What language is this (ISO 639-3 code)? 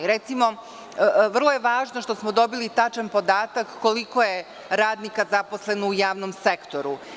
srp